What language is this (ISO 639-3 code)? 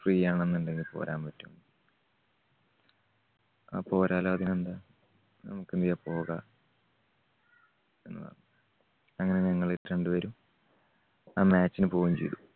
mal